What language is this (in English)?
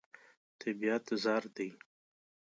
Pashto